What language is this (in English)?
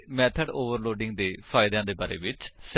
Punjabi